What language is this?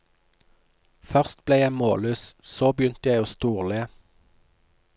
Norwegian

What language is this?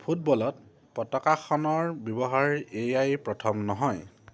Assamese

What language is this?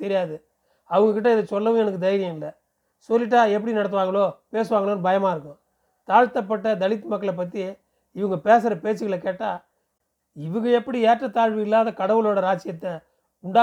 Tamil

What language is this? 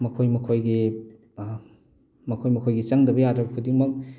Manipuri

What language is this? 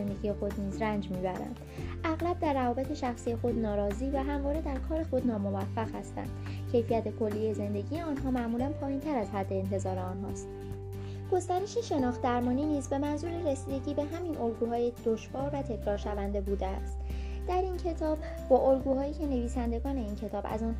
Persian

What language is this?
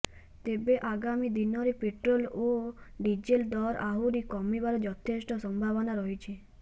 Odia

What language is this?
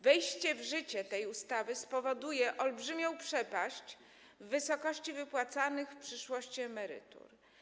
Polish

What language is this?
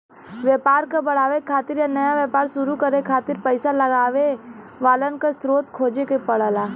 Bhojpuri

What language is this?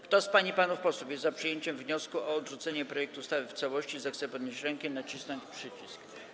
Polish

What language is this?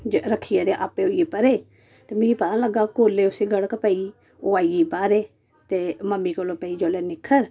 Dogri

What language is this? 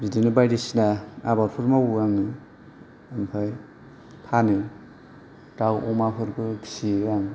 Bodo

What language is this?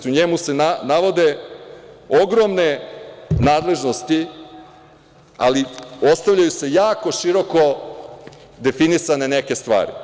Serbian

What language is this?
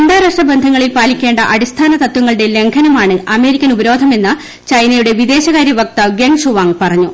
Malayalam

